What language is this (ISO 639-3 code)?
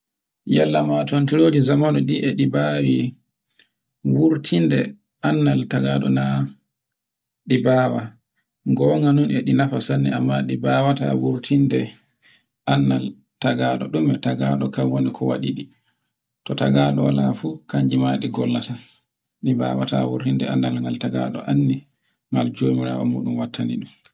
fue